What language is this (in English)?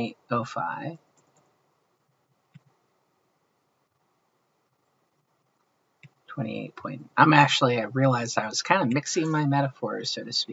English